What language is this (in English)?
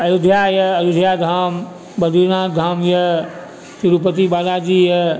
Maithili